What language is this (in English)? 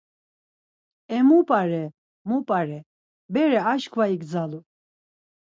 Laz